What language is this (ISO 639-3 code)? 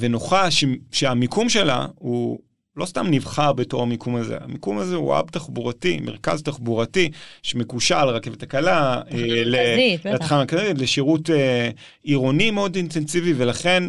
heb